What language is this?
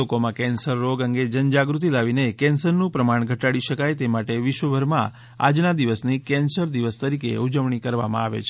Gujarati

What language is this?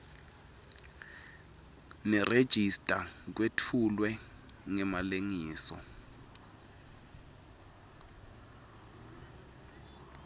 Swati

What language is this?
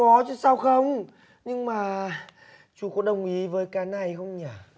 Vietnamese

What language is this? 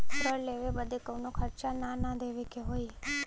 Bhojpuri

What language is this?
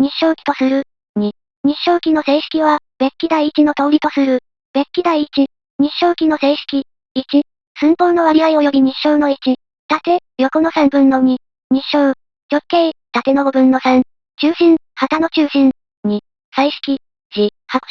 Japanese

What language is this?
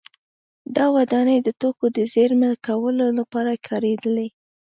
Pashto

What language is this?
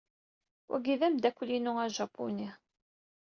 Kabyle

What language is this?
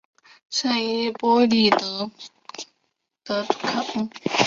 Chinese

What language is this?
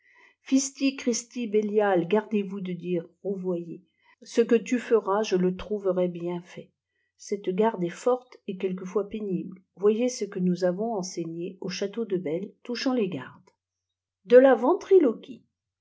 French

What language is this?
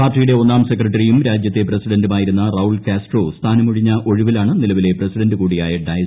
Malayalam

